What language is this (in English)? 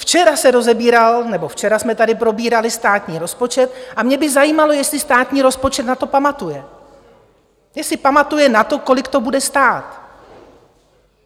Czech